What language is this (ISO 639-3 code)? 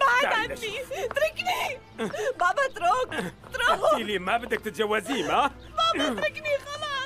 ara